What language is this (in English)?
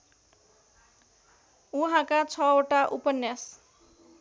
Nepali